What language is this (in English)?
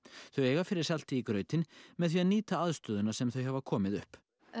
Icelandic